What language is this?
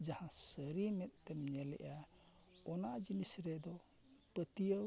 Santali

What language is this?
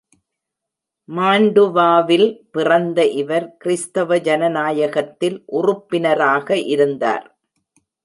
Tamil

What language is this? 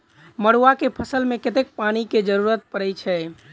Maithili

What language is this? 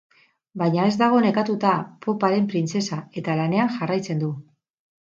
Basque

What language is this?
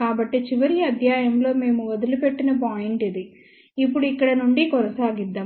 Telugu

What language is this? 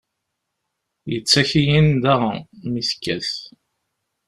Kabyle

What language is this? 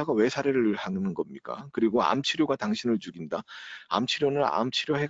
Korean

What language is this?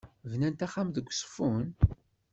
Kabyle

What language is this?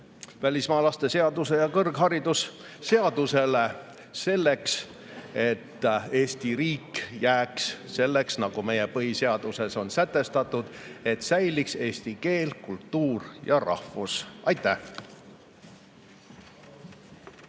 Estonian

